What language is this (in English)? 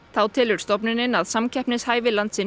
Icelandic